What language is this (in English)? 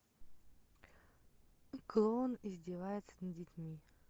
Russian